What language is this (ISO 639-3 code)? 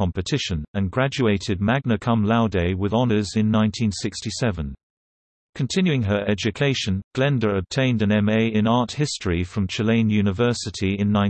eng